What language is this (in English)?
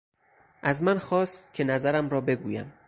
Persian